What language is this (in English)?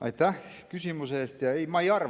Estonian